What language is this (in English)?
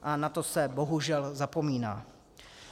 Czech